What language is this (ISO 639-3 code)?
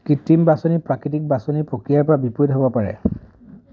asm